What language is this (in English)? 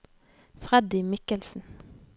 Norwegian